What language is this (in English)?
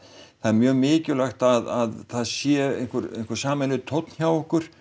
Icelandic